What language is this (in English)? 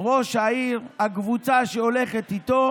Hebrew